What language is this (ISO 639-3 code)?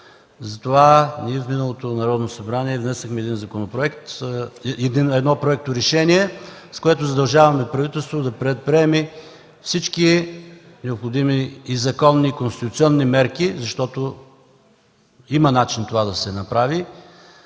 bul